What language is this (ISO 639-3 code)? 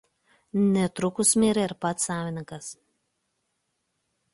lit